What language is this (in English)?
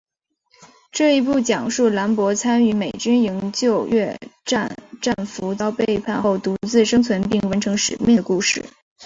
Chinese